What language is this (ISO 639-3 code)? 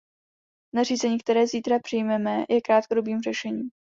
ces